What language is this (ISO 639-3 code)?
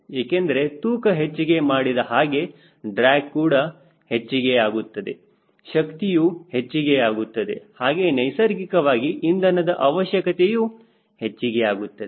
kan